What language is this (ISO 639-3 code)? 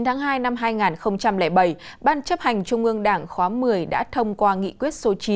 vie